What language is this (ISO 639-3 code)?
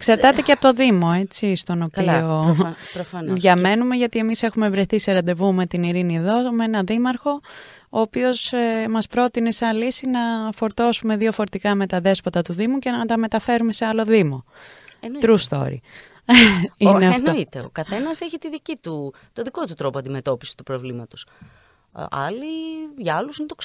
ell